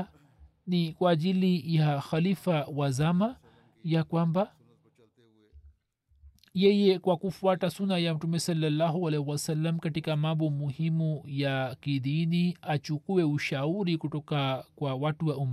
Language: Swahili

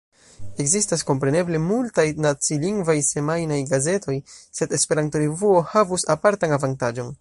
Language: Esperanto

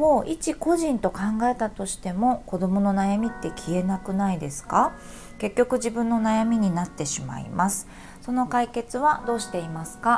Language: Japanese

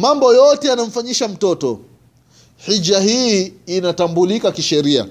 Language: Swahili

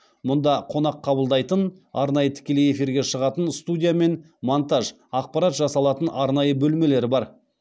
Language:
Kazakh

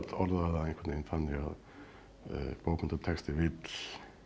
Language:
Icelandic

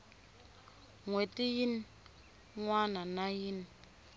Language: Tsonga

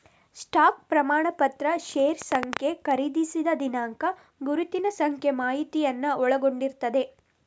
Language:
Kannada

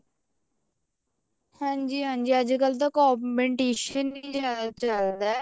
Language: Punjabi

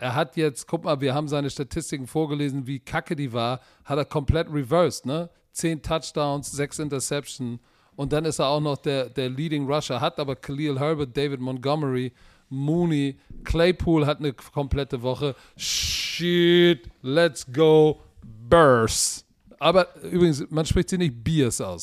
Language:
German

